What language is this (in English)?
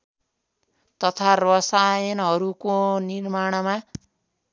Nepali